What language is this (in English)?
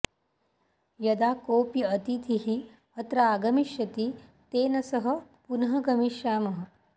Sanskrit